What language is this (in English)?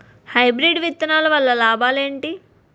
Telugu